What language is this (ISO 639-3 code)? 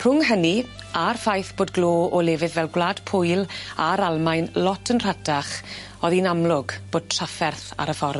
cym